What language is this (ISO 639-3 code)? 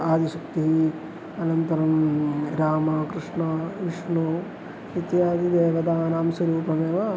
san